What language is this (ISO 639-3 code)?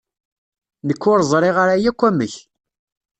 kab